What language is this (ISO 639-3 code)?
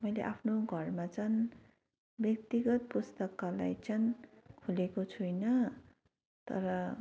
nep